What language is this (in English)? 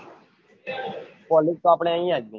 Gujarati